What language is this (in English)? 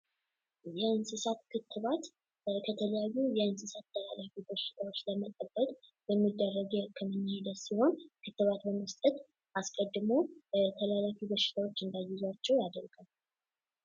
Amharic